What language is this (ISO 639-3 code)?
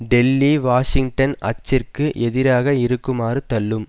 tam